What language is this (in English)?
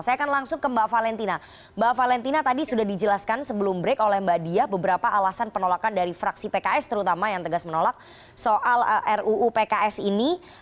Indonesian